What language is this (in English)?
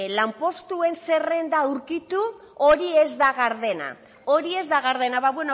Basque